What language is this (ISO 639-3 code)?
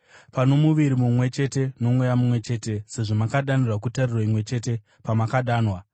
sna